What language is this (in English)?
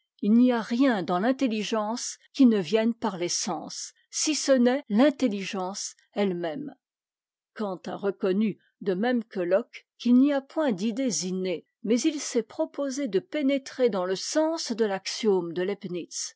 French